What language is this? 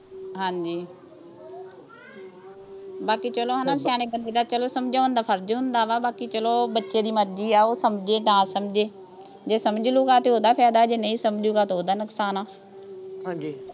Punjabi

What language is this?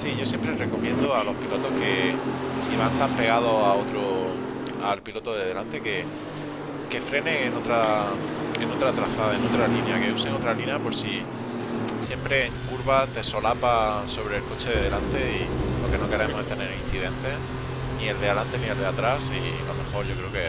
Spanish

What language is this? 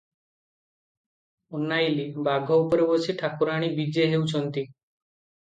Odia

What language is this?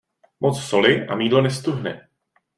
Czech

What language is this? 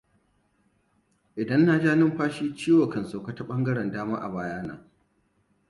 Hausa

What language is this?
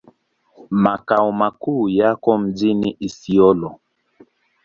Swahili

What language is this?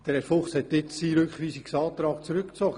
Swiss German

